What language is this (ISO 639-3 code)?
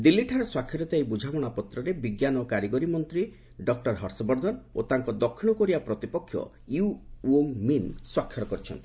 ori